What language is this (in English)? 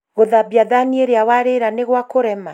Kikuyu